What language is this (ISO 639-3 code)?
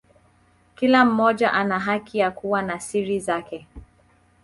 swa